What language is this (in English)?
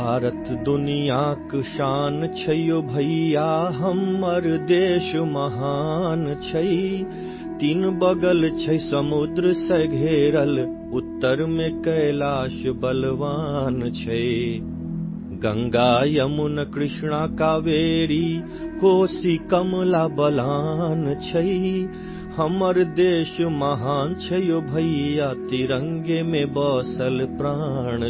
Bangla